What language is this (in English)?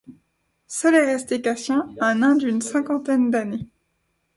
French